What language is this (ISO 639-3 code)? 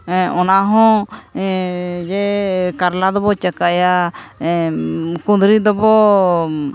sat